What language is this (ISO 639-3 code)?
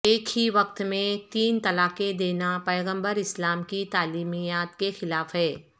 urd